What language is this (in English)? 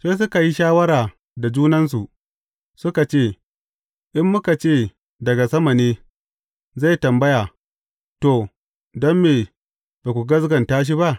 Hausa